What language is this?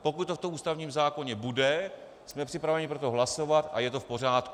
Czech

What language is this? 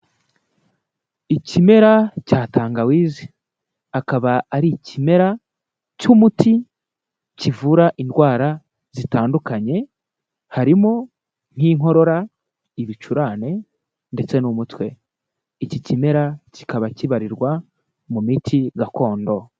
Kinyarwanda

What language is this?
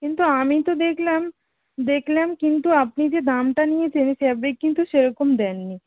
Bangla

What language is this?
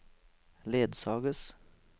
Norwegian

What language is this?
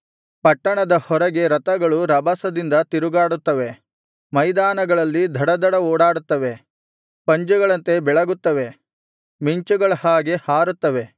Kannada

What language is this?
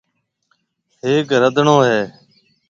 Marwari (Pakistan)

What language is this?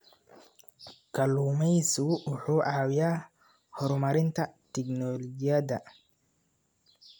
Somali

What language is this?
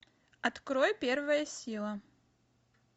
Russian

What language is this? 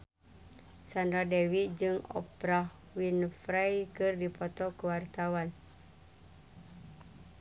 Sundanese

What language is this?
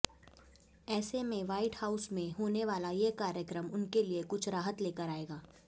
Hindi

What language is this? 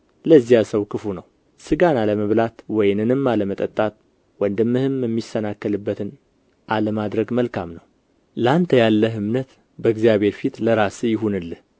Amharic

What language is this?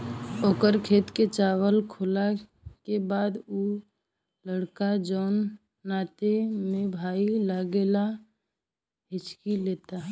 Bhojpuri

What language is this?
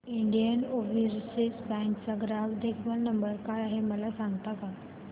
Marathi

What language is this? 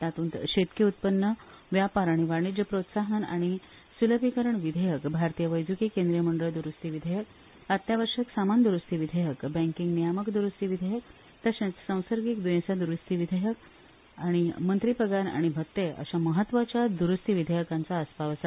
Konkani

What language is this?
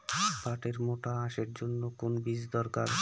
Bangla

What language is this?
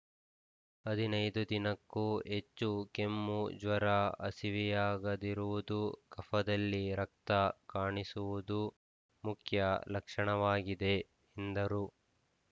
Kannada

